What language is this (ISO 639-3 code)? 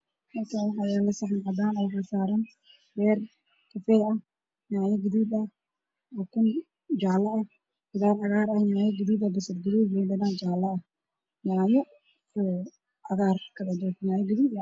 som